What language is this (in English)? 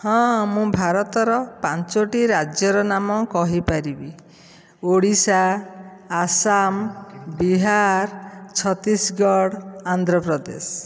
Odia